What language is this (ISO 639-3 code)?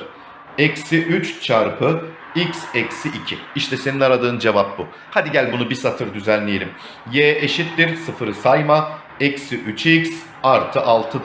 tur